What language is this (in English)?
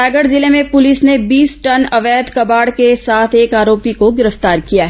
Hindi